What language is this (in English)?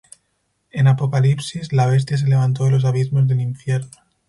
Spanish